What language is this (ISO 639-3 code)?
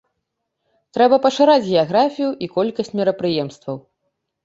bel